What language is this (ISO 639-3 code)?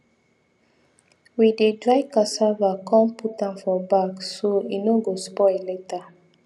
pcm